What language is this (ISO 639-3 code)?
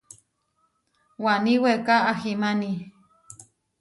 var